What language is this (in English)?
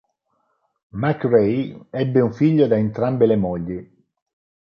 Italian